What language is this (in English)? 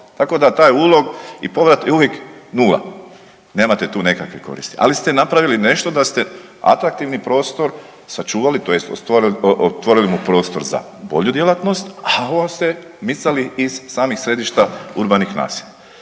Croatian